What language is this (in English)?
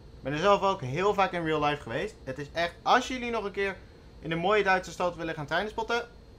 Dutch